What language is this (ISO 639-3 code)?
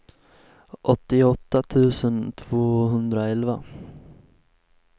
swe